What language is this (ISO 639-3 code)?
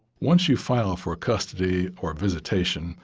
eng